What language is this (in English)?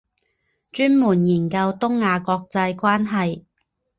Chinese